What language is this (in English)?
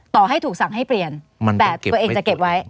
Thai